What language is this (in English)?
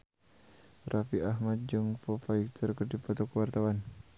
Sundanese